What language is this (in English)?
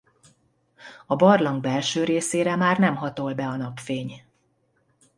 Hungarian